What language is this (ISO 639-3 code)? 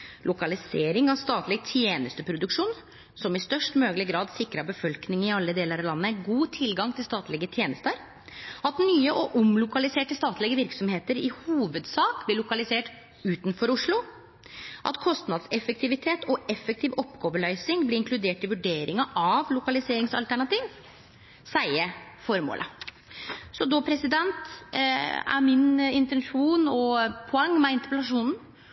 nno